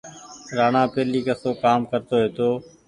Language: Goaria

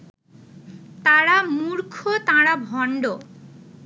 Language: Bangla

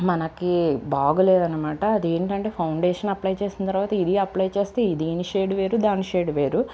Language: Telugu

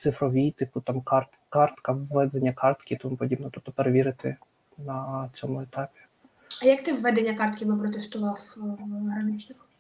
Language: Ukrainian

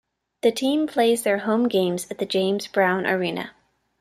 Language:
English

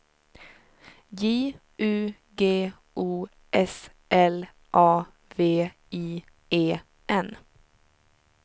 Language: Swedish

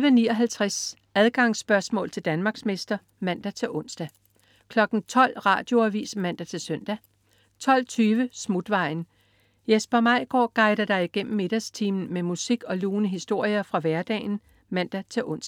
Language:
Danish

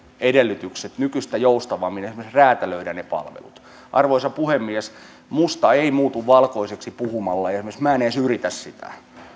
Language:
Finnish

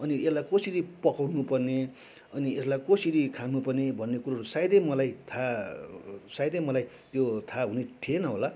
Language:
Nepali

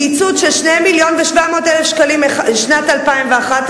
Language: Hebrew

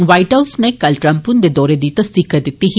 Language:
Dogri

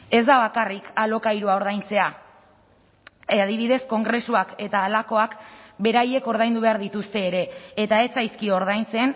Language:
Basque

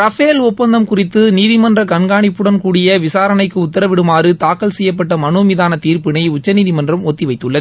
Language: Tamil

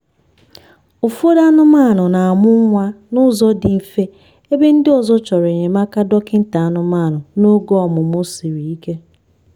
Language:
Igbo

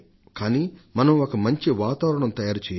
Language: Telugu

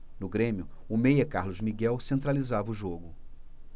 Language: Portuguese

